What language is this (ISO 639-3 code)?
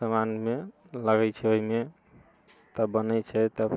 mai